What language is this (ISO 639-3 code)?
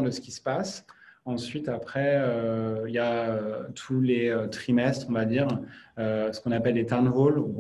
fra